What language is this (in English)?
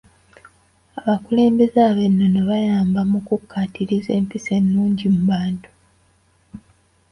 Ganda